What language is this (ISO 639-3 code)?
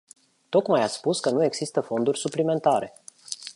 ron